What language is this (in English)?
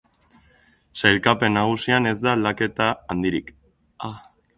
Basque